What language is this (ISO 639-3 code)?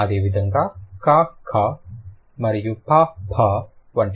tel